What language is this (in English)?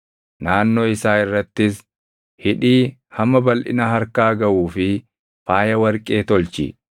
Oromo